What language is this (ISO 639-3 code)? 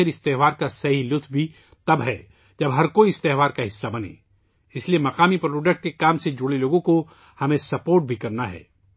urd